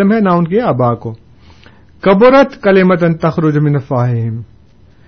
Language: Urdu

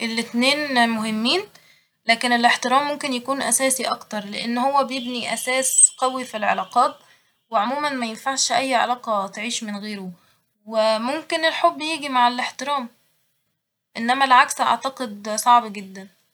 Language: Egyptian Arabic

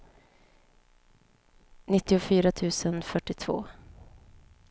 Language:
Swedish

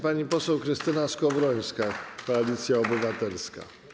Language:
Polish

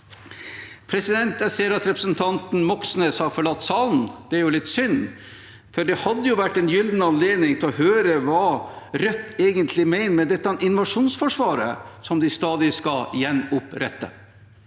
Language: Norwegian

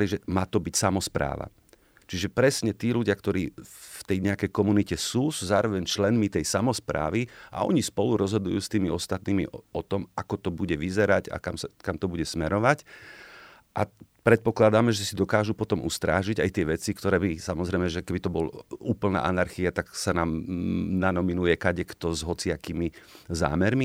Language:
Slovak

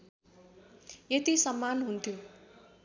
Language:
Nepali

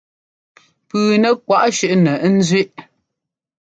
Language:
Ngomba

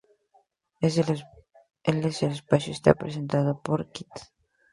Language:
Spanish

